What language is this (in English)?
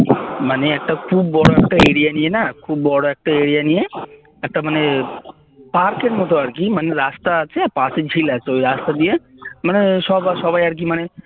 Bangla